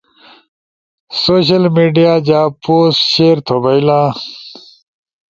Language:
Ushojo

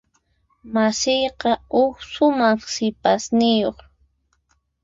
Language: Puno Quechua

